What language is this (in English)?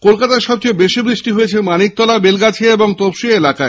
Bangla